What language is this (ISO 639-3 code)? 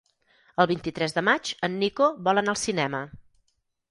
cat